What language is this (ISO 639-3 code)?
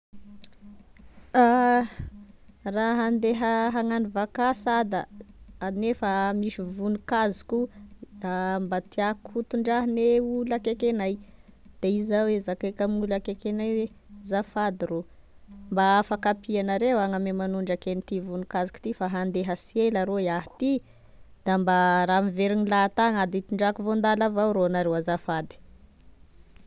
tkg